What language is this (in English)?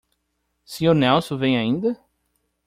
Portuguese